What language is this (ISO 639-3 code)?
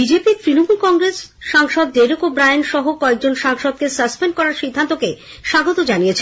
ben